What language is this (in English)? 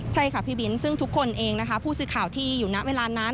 Thai